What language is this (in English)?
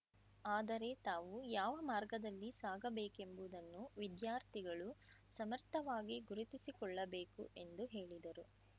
Kannada